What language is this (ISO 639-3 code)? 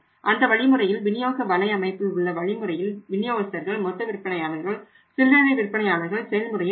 tam